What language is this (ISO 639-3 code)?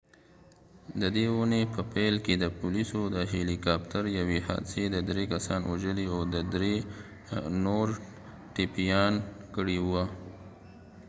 pus